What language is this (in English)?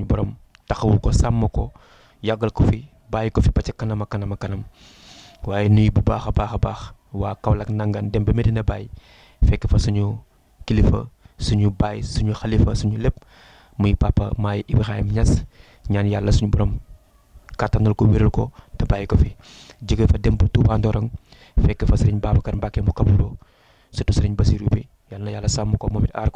Indonesian